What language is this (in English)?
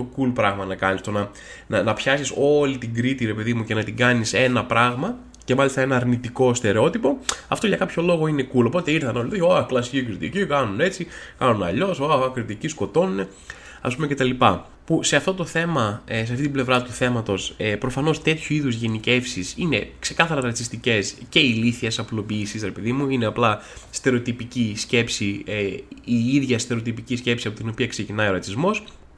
Greek